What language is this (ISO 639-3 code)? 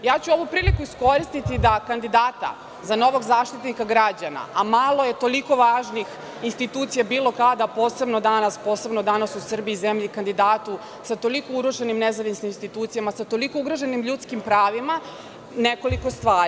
srp